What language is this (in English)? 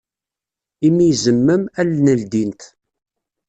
Kabyle